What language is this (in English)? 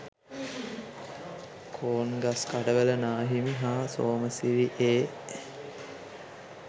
Sinhala